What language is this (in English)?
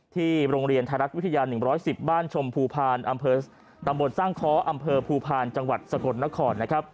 Thai